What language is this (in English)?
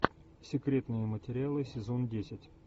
Russian